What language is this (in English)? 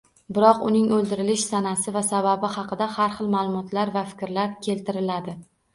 Uzbek